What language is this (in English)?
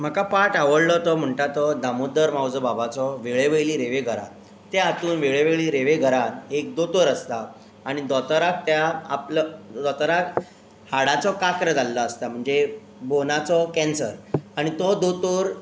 Konkani